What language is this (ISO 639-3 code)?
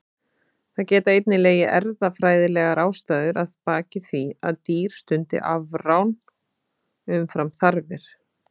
isl